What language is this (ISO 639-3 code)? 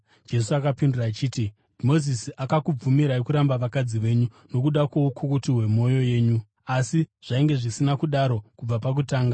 sna